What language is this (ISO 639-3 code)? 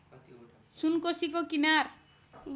nep